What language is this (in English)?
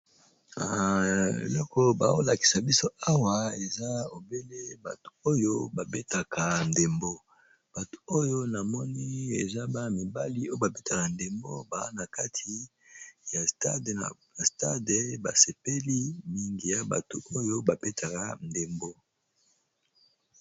Lingala